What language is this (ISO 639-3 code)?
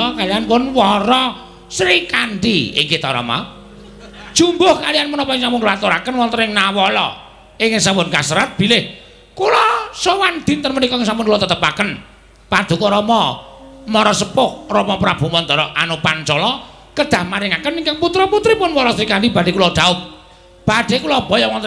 ind